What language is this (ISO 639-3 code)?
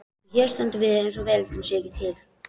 isl